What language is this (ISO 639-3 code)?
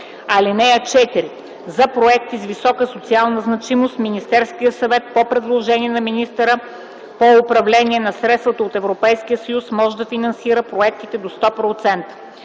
bul